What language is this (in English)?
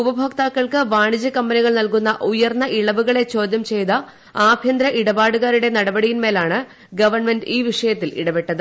Malayalam